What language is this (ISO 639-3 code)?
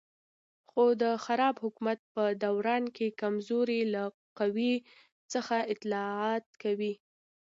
pus